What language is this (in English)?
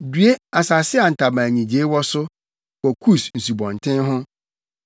Akan